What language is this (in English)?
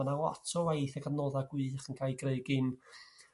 Welsh